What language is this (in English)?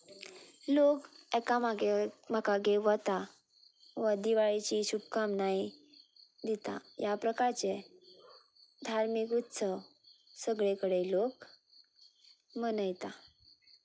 Konkani